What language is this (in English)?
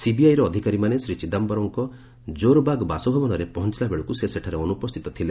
Odia